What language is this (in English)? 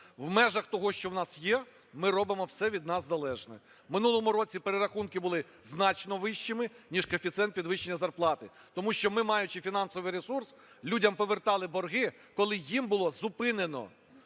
Ukrainian